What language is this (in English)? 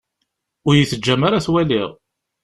Kabyle